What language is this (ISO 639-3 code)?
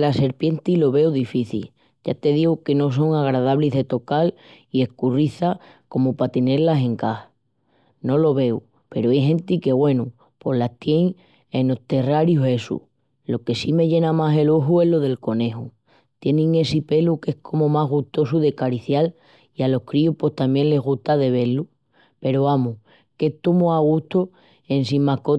ext